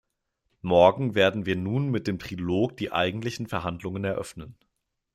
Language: German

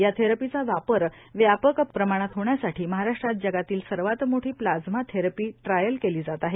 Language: Marathi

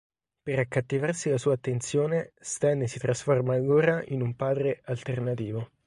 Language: Italian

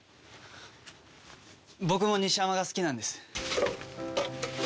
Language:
Japanese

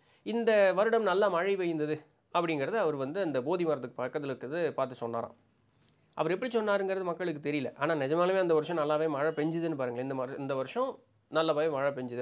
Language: Tamil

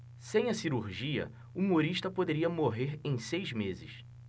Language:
Portuguese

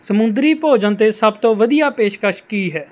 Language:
Punjabi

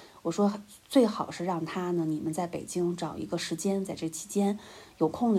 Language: Chinese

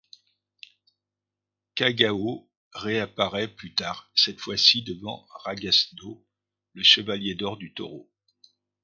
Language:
French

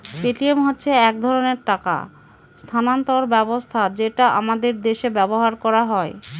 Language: Bangla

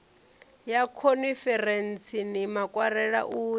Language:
Venda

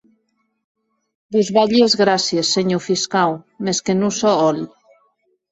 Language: Occitan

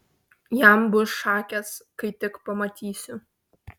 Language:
Lithuanian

